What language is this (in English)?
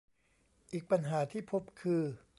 Thai